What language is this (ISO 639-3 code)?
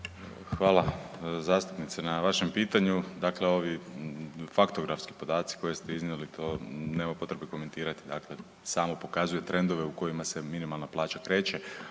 hrv